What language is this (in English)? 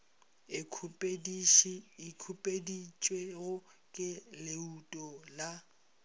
Northern Sotho